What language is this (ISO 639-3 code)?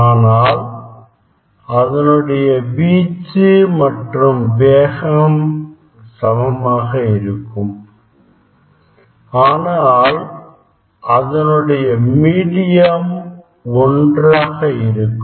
tam